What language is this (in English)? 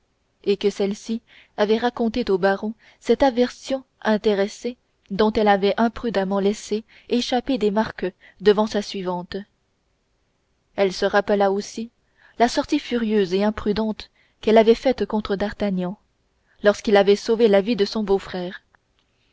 French